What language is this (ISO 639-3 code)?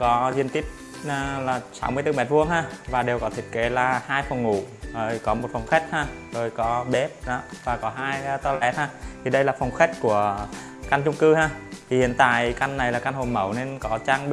vie